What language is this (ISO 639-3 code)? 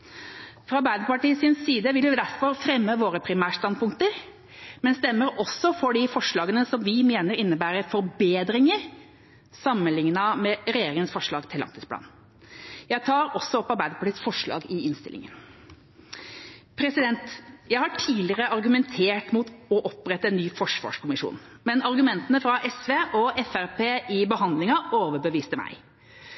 nob